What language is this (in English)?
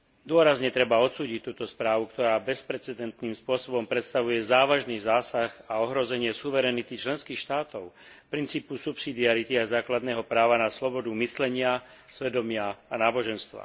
Slovak